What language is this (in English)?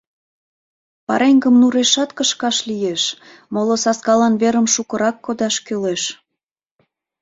Mari